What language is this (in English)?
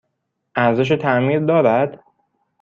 Persian